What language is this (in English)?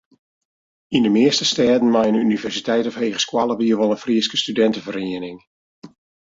Western Frisian